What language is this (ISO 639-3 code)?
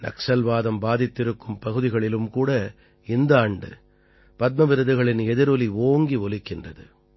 tam